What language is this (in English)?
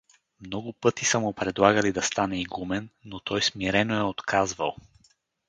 Bulgarian